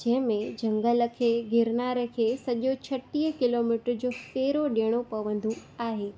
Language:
Sindhi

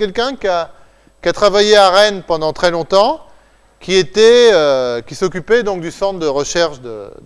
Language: French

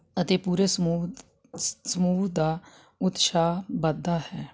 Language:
Punjabi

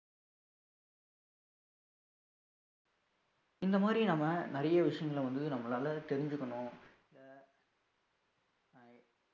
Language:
Tamil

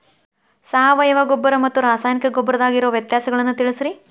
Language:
Kannada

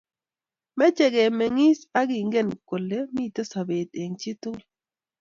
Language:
Kalenjin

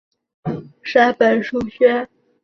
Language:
Chinese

